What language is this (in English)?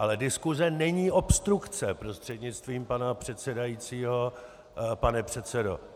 Czech